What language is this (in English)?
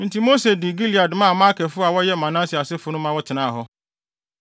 Akan